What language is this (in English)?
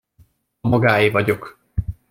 Hungarian